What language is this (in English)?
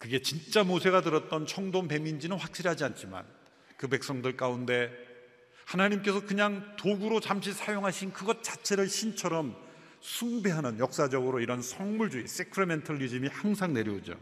Korean